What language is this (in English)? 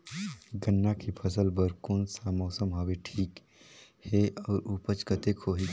Chhattisgarhi